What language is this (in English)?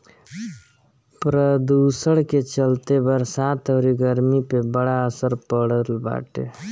Bhojpuri